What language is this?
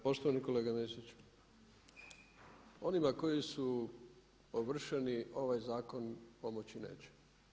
Croatian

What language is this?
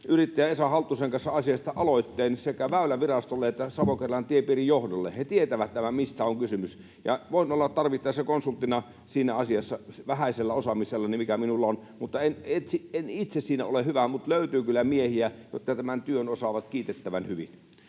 Finnish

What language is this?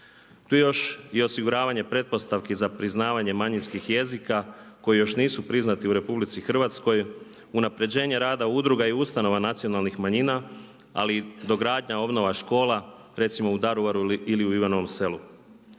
Croatian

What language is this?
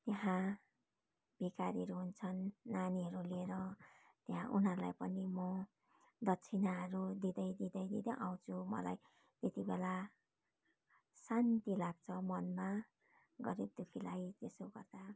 Nepali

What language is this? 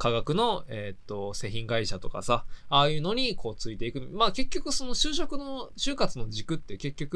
Japanese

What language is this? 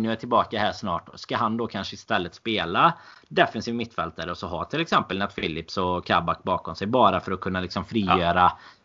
Swedish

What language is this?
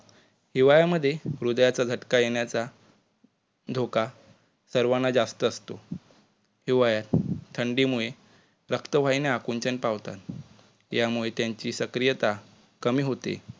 Marathi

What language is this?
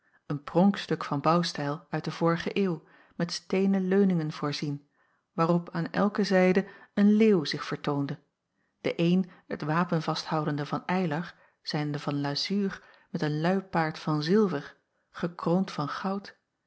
Dutch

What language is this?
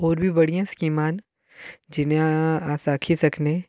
Dogri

